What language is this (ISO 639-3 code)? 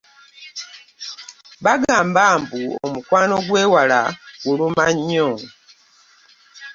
lug